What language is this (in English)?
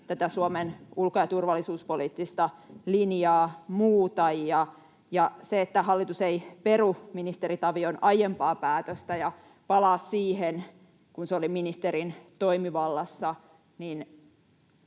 Finnish